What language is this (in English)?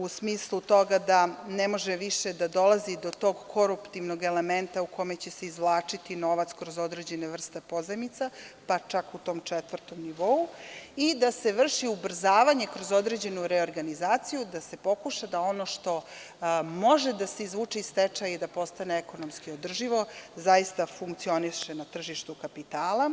Serbian